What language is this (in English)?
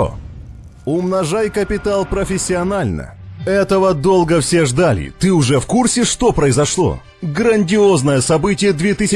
Russian